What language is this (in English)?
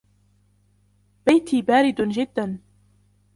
Arabic